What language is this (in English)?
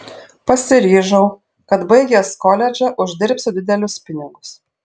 Lithuanian